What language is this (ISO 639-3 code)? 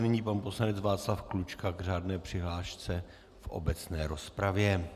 ces